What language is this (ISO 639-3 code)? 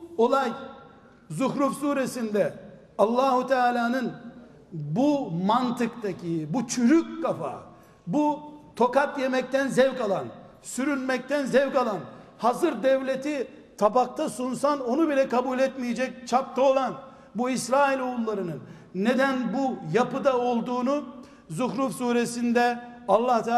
tur